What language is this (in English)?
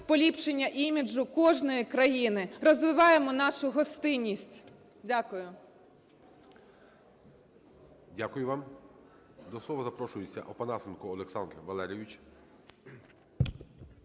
Ukrainian